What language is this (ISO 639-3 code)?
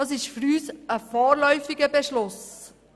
gsw